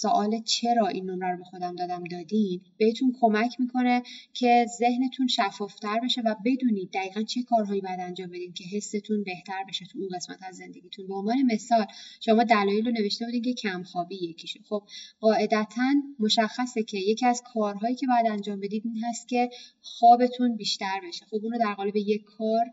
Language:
Persian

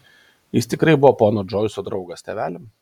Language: Lithuanian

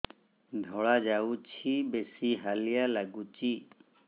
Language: Odia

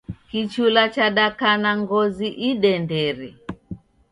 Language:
Taita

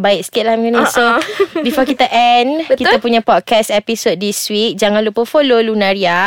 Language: Malay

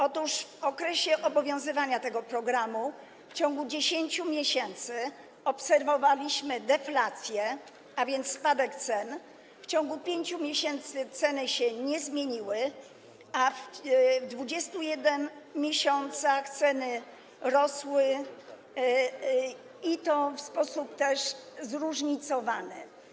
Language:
Polish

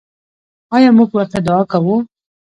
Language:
Pashto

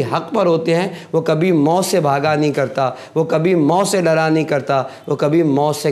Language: Arabic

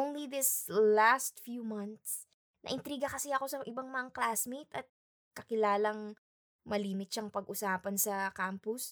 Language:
Filipino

